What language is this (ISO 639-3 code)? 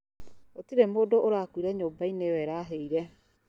kik